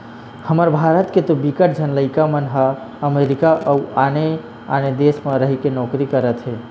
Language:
Chhattisgarhi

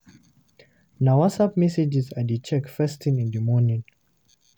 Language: Nigerian Pidgin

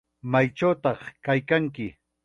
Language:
Chiquián Ancash Quechua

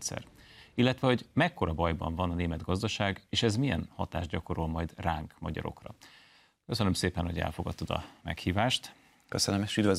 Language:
Hungarian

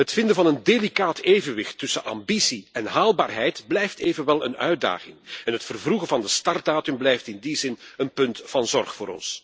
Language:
Dutch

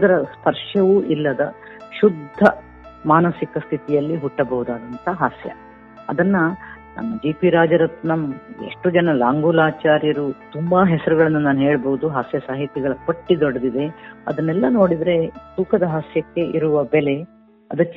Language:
Kannada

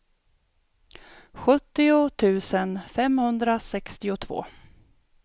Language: Swedish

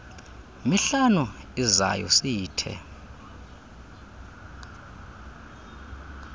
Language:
Xhosa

